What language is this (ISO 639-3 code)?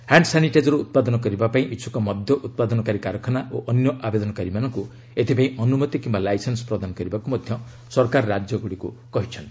ori